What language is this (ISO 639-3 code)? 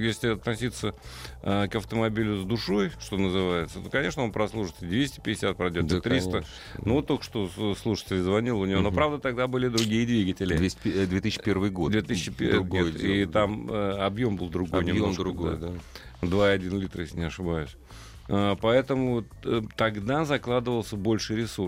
rus